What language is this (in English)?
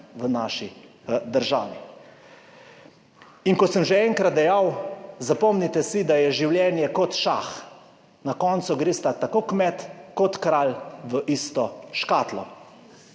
Slovenian